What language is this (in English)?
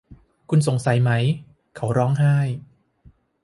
Thai